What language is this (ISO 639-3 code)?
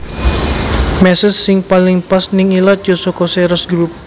jav